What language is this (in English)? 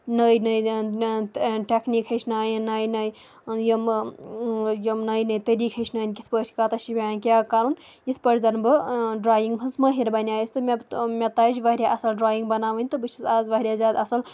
Kashmiri